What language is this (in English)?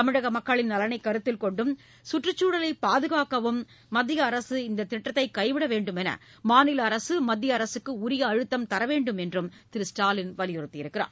Tamil